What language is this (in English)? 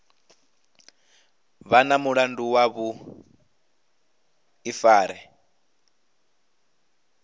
Venda